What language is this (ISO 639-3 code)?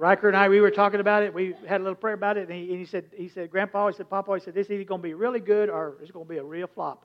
eng